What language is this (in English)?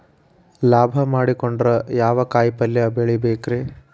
Kannada